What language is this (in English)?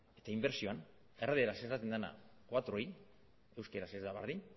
Basque